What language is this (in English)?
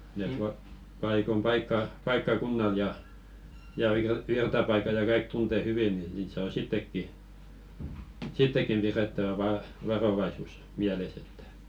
Finnish